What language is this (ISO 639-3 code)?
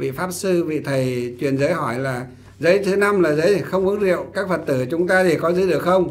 vie